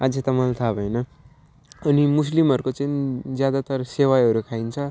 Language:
Nepali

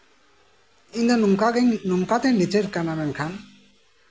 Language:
Santali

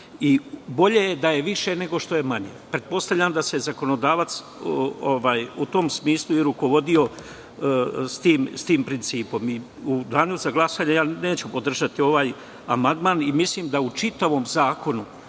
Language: Serbian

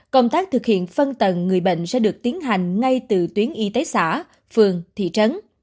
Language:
Vietnamese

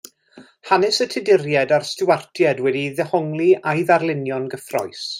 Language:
Welsh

